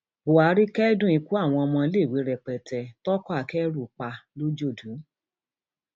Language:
Yoruba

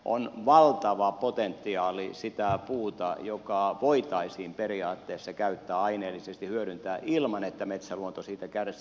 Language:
Finnish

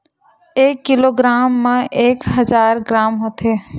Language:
Chhattisgarhi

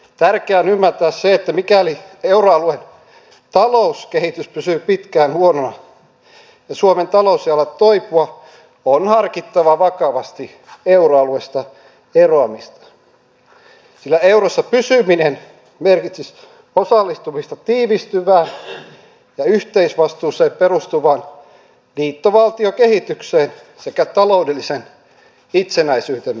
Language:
Finnish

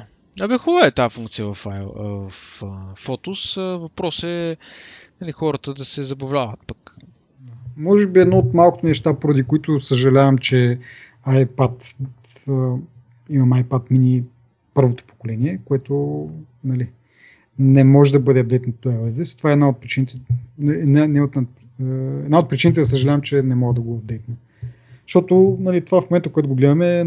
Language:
Bulgarian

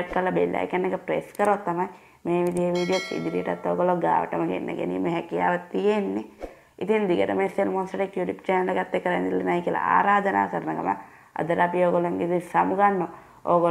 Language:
Dutch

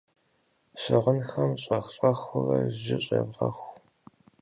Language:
Kabardian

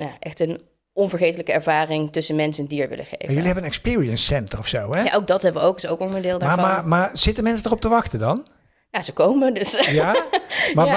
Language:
Dutch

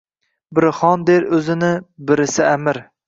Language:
Uzbek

